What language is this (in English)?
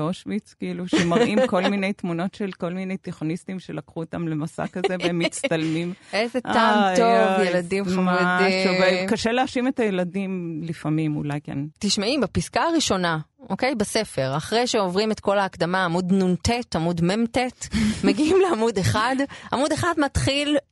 Hebrew